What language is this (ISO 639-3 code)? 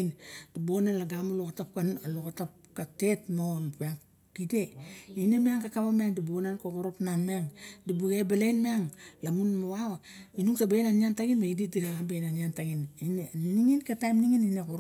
bjk